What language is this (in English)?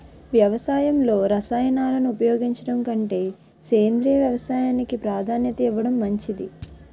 Telugu